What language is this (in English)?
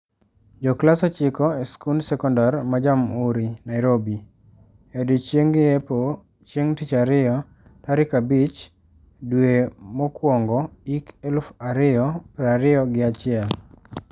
Luo (Kenya and Tanzania)